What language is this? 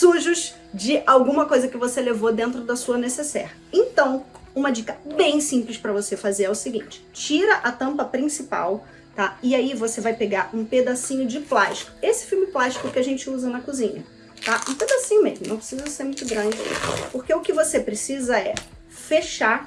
Portuguese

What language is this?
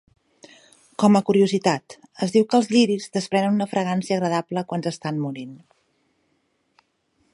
Catalan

